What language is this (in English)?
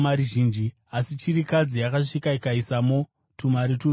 Shona